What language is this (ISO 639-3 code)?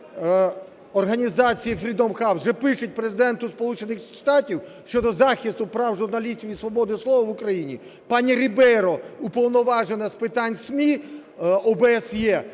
ukr